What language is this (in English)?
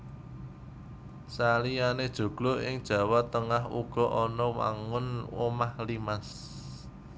Javanese